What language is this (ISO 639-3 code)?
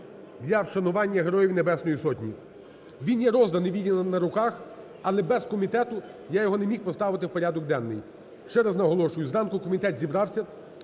ukr